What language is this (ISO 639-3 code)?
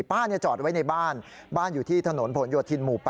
tha